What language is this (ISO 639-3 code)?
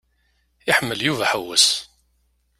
kab